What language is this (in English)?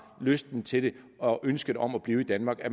Danish